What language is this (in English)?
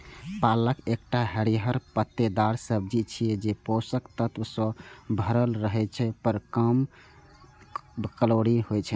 Maithili